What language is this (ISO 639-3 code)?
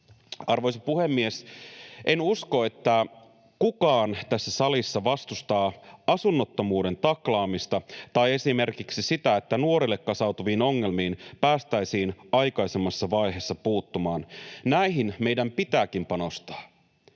fin